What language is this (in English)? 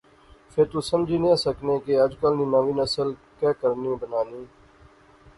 Pahari-Potwari